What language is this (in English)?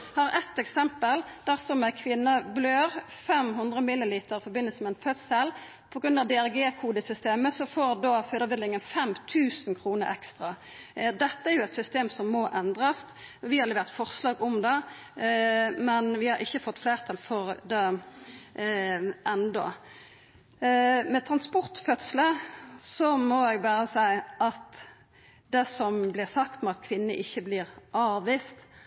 Norwegian Nynorsk